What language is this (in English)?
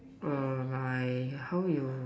English